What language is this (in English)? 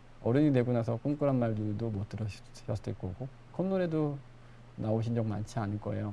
Korean